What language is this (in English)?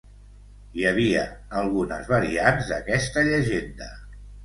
Catalan